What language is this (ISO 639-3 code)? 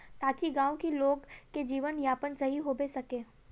mag